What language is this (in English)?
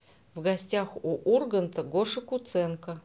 Russian